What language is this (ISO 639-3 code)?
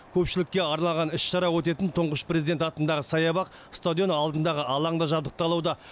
kaz